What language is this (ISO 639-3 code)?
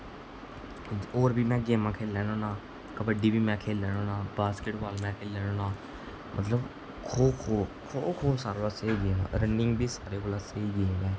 doi